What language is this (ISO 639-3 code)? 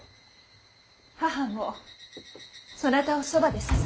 jpn